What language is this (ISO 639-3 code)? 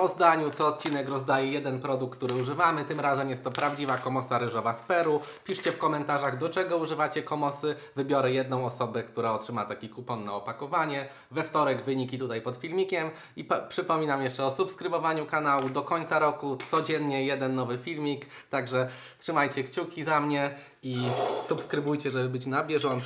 pol